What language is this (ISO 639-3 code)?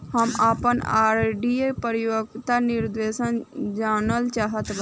bho